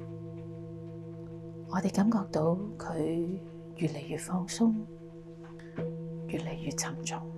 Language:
Chinese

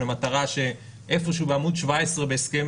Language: Hebrew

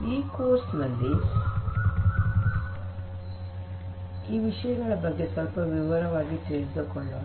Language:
Kannada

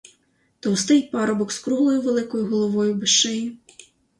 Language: Ukrainian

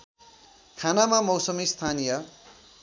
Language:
Nepali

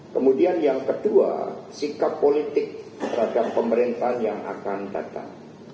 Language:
Indonesian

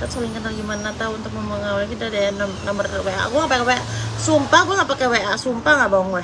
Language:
Indonesian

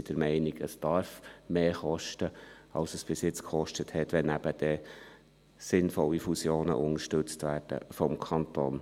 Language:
Swiss German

